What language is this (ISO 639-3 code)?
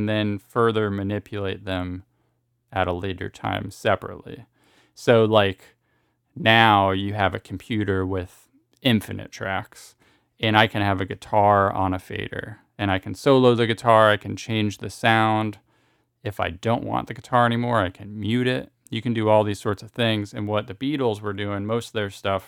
eng